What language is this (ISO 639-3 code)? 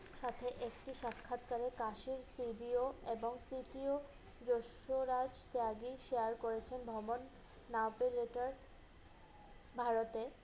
ben